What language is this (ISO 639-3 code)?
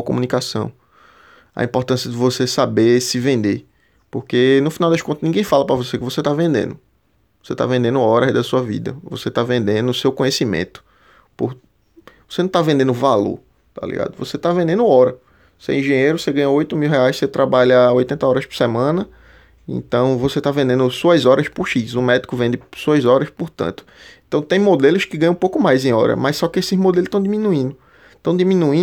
por